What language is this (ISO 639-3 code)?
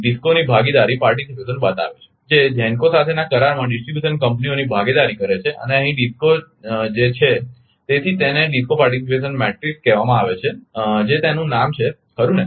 guj